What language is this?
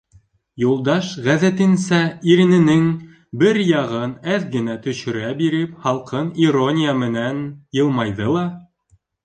Bashkir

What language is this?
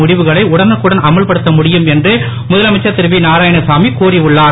Tamil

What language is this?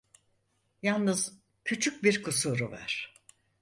Turkish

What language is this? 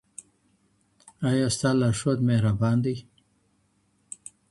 Pashto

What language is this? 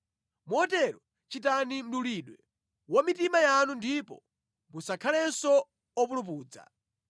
Nyanja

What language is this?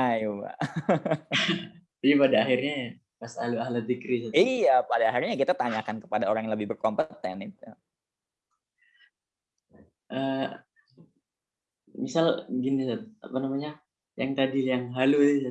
Indonesian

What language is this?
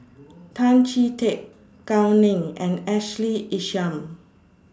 English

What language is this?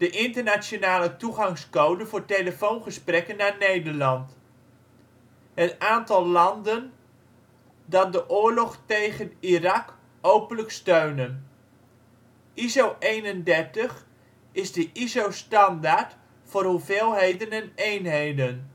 Dutch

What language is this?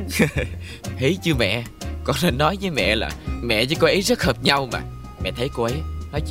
Vietnamese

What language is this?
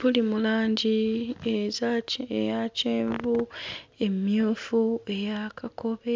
Ganda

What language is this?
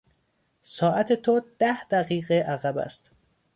Persian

